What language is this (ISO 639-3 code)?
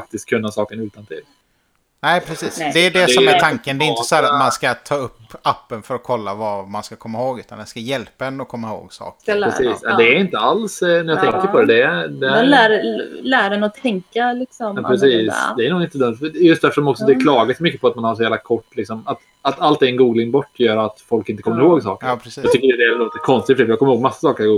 swe